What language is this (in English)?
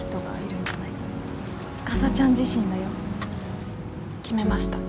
Japanese